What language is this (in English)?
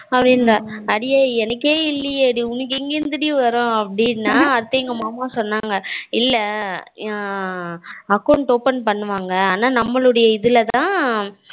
Tamil